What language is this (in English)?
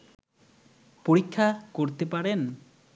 Bangla